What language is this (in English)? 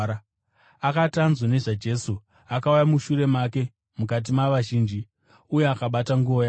Shona